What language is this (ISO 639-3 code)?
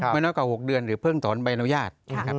tha